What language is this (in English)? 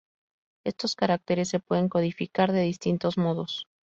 Spanish